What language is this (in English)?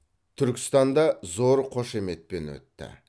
Kazakh